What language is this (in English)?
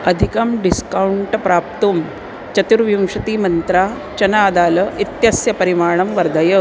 Sanskrit